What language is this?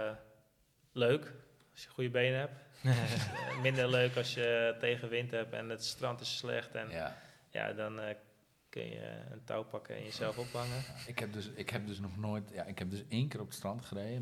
Dutch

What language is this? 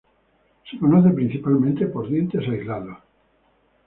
Spanish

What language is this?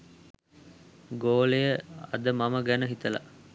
Sinhala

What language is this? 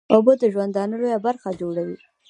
Pashto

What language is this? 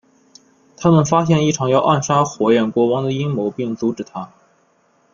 Chinese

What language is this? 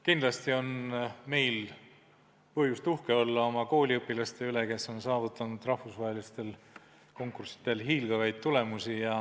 Estonian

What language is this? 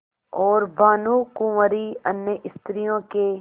Hindi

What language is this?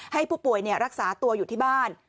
Thai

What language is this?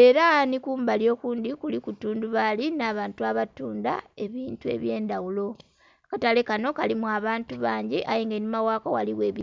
Soga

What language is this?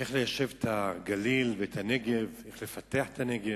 Hebrew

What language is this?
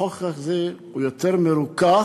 Hebrew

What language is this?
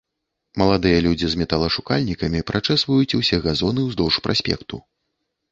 Belarusian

